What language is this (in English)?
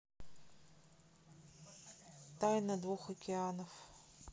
Russian